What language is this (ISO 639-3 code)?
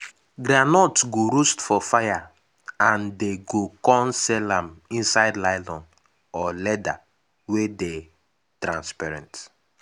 pcm